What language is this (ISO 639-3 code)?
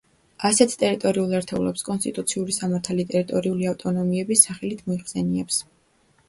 kat